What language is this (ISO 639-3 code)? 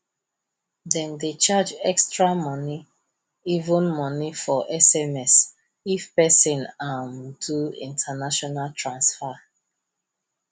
pcm